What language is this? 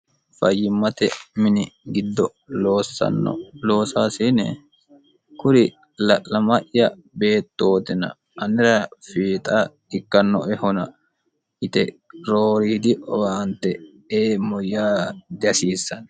Sidamo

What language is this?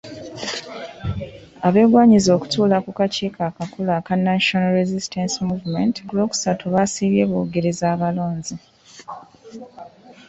Ganda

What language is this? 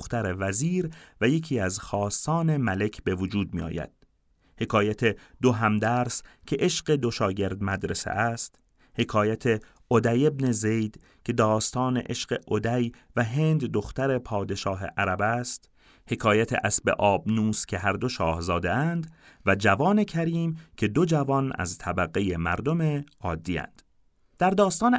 Persian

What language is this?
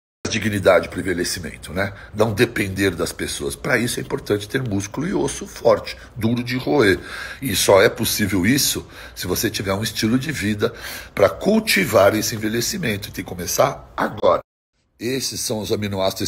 Portuguese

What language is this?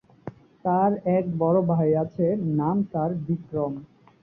Bangla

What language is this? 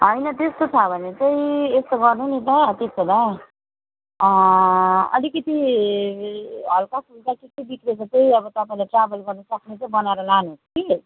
Nepali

